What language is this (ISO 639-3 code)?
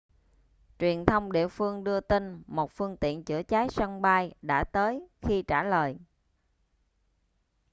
vie